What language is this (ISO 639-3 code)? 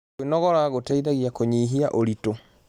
kik